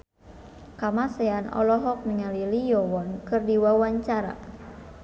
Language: Sundanese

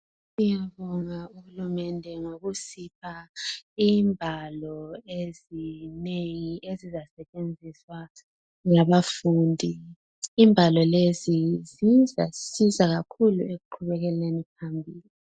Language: North Ndebele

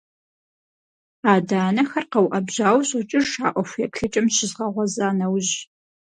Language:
Kabardian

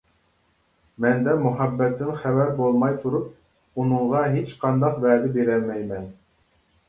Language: Uyghur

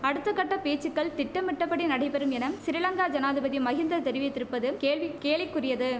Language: Tamil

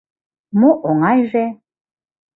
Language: Mari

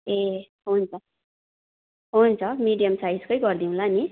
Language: Nepali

